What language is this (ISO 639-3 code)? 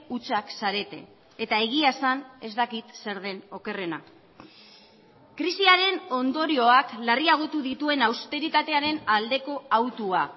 eus